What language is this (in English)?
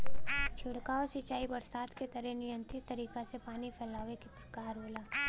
Bhojpuri